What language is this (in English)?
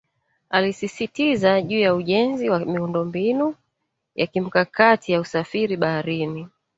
Swahili